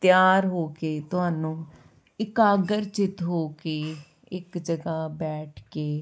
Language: Punjabi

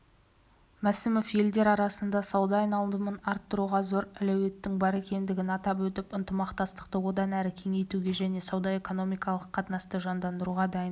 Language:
Kazakh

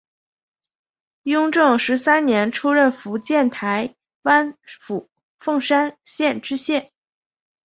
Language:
Chinese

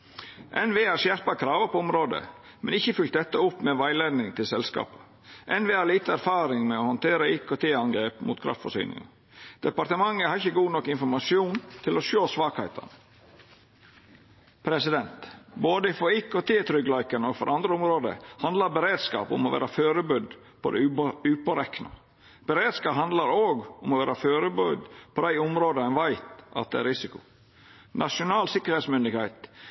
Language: Norwegian Nynorsk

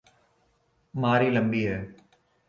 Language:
Urdu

